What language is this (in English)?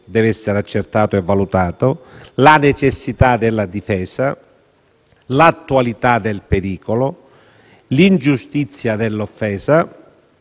Italian